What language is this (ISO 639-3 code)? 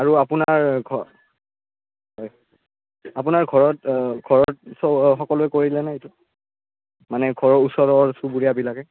asm